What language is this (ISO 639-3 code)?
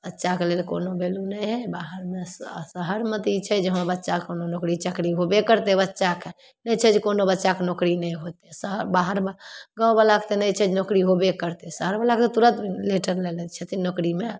mai